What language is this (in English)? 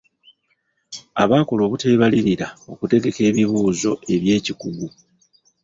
Ganda